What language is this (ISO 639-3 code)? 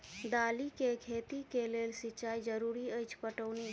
mai